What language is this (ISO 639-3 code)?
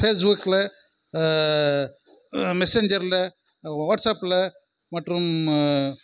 tam